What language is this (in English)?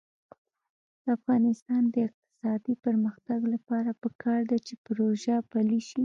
Pashto